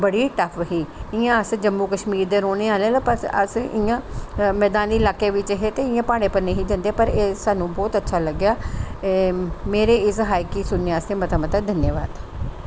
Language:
Dogri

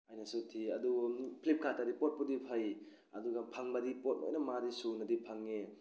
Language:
Manipuri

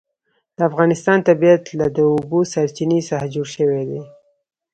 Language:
Pashto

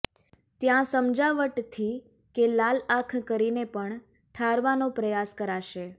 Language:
Gujarati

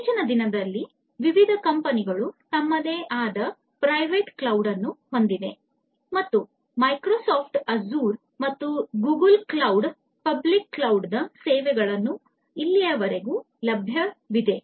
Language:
Kannada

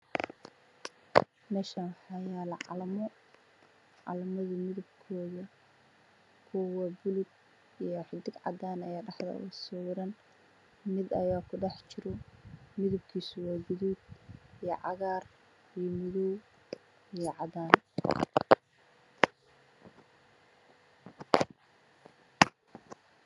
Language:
Somali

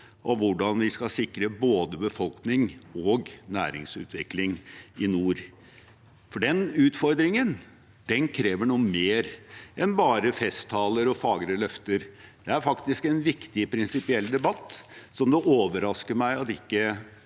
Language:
Norwegian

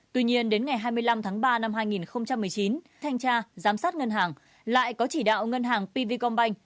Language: Vietnamese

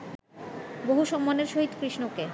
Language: Bangla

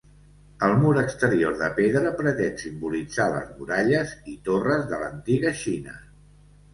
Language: Catalan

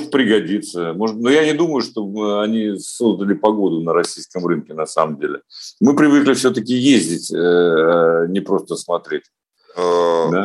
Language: Russian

